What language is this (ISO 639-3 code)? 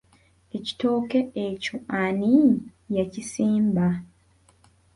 lug